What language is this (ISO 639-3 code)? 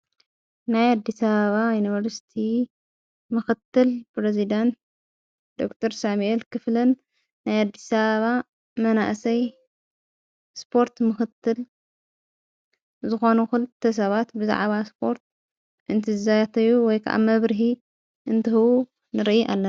tir